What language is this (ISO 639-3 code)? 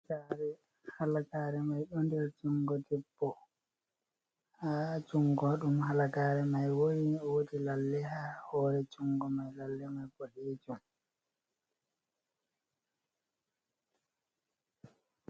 ful